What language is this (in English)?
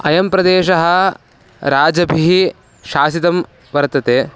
Sanskrit